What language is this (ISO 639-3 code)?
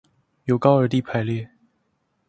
zho